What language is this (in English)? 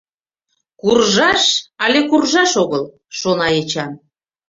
Mari